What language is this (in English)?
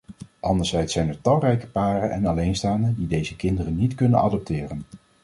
Dutch